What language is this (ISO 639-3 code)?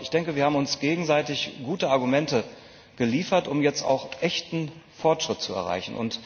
deu